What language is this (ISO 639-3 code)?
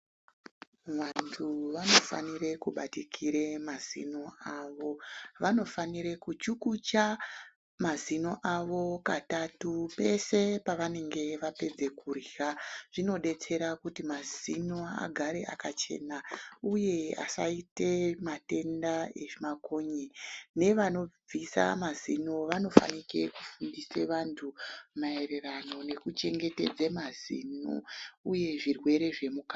ndc